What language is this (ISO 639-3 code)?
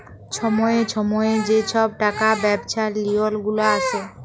ben